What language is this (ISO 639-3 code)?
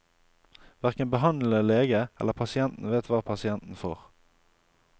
nor